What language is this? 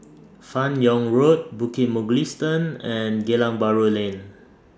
English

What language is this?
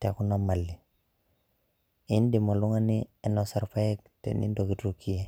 Masai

